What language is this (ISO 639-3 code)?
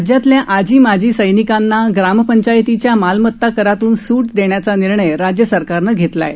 mar